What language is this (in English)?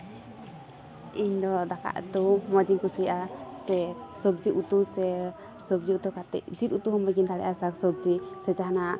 Santali